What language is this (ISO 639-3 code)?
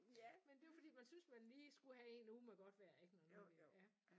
dan